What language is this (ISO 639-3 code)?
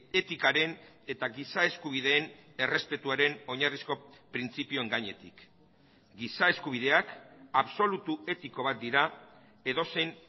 eus